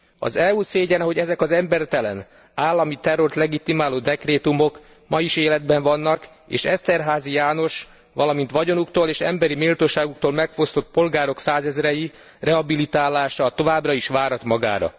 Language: Hungarian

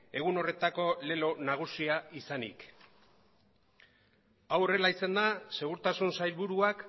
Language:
Basque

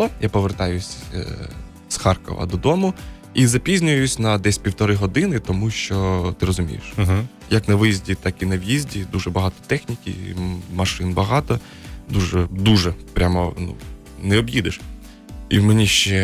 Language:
Ukrainian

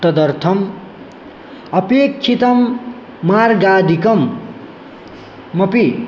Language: Sanskrit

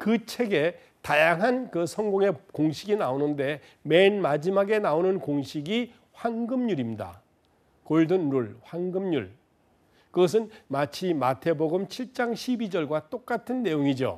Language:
Korean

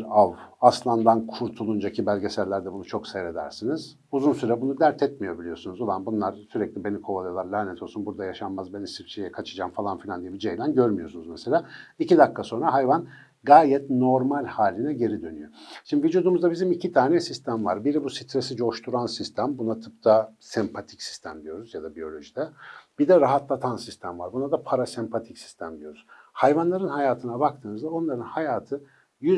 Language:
Turkish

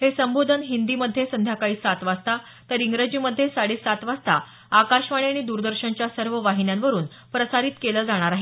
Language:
Marathi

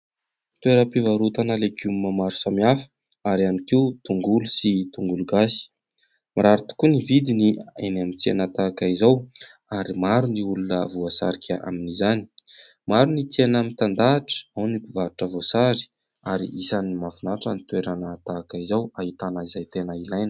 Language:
Malagasy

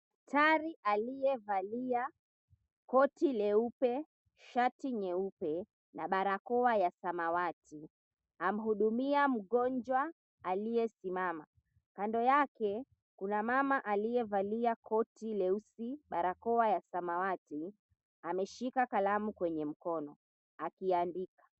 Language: Swahili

